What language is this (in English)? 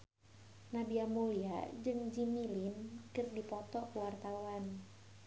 Sundanese